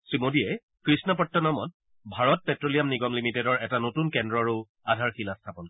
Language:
Assamese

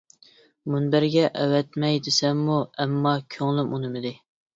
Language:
Uyghur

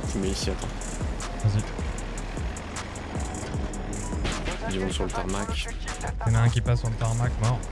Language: French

